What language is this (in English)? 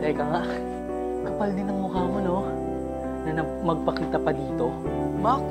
Filipino